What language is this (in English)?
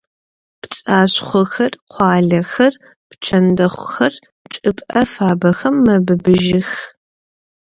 Adyghe